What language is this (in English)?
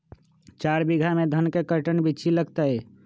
Magahi